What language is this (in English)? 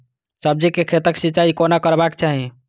Maithili